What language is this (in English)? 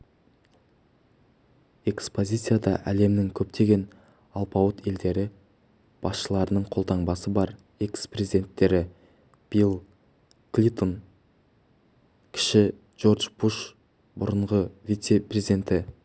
Kazakh